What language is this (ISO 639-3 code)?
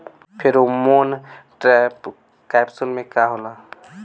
bho